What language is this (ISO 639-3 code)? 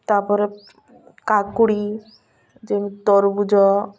ori